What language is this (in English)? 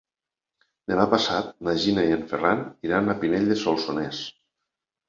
Catalan